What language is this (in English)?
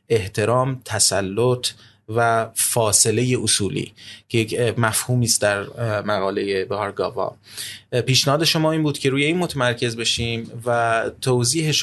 Persian